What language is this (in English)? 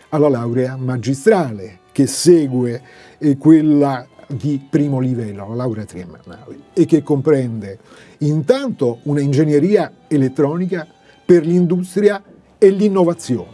Italian